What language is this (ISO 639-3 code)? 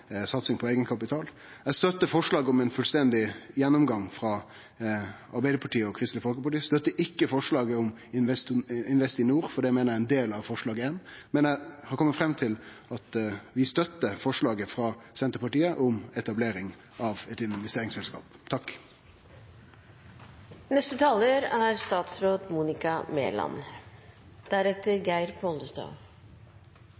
nor